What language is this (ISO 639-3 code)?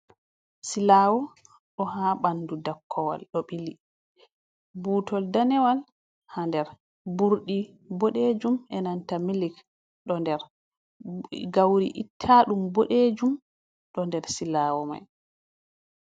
ful